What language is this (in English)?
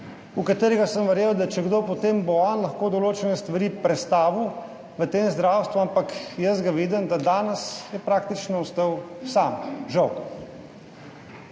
Slovenian